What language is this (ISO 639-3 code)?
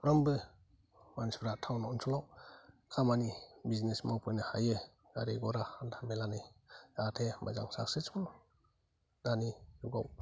brx